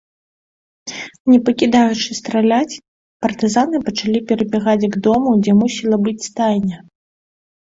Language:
Belarusian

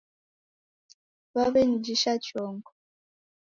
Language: Taita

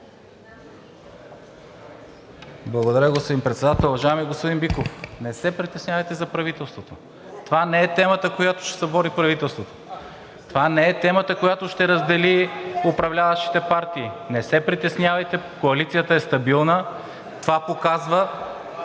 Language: Bulgarian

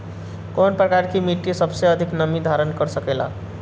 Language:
Bhojpuri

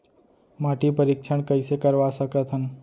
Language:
Chhattisgarhi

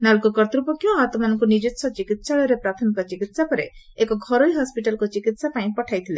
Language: Odia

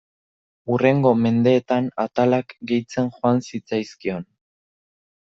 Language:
Basque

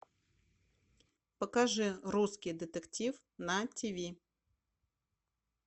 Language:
Russian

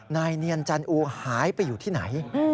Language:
Thai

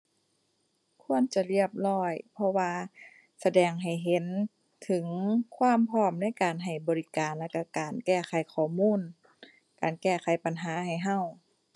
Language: Thai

